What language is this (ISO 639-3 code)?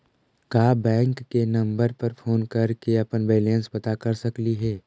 mag